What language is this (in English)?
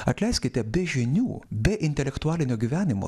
Lithuanian